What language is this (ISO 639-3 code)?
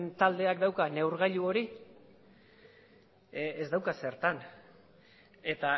eus